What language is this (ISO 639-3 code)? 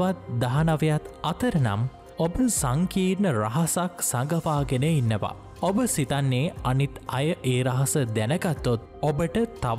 ron